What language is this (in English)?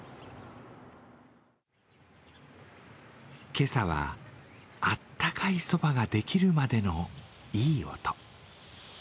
Japanese